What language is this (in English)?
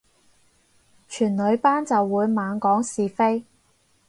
Cantonese